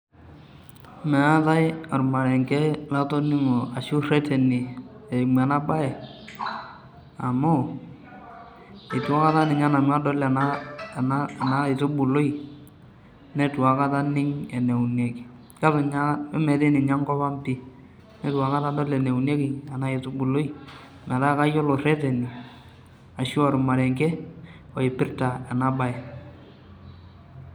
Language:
Masai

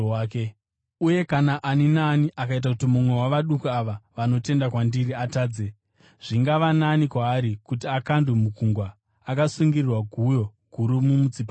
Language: Shona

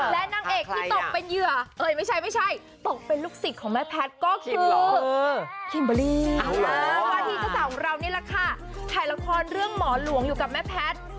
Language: Thai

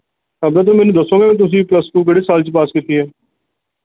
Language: Punjabi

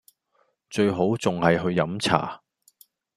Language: Cantonese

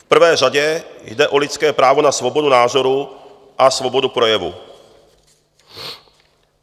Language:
Czech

